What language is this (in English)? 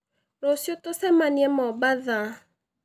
Kikuyu